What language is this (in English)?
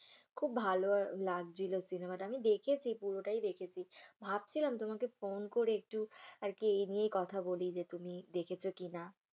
Bangla